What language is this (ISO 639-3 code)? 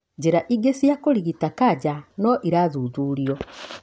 kik